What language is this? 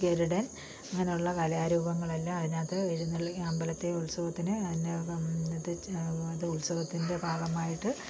Malayalam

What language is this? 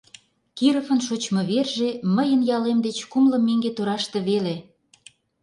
Mari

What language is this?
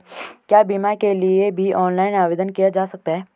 Hindi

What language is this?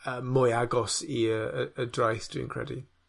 Welsh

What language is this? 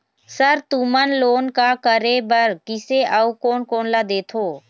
Chhattisgarhi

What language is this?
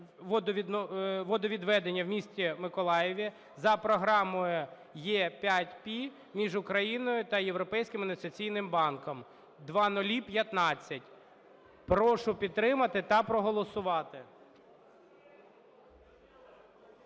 Ukrainian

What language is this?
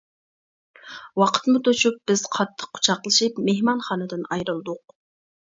Uyghur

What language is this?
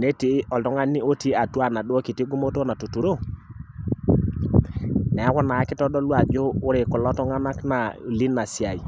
Masai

